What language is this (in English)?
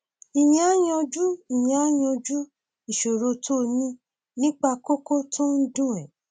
Yoruba